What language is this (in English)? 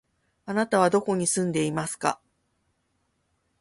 Japanese